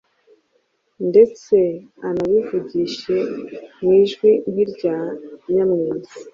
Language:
Kinyarwanda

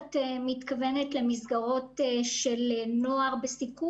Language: Hebrew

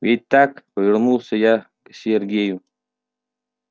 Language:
Russian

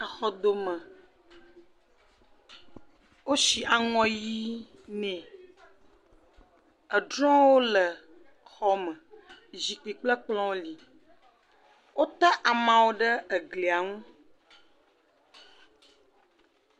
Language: Ewe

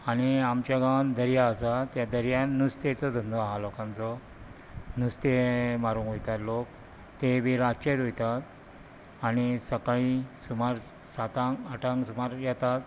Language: Konkani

